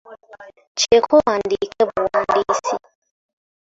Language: Ganda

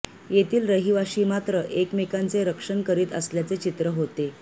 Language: Marathi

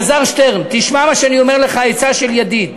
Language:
Hebrew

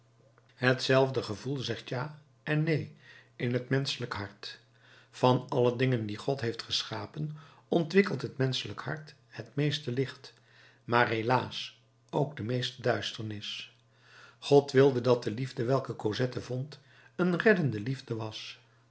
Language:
Dutch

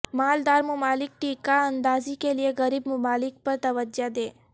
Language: Urdu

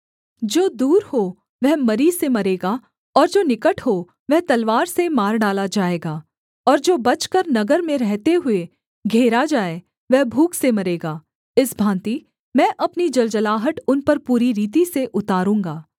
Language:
Hindi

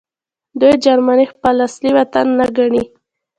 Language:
Pashto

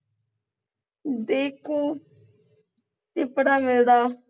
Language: Punjabi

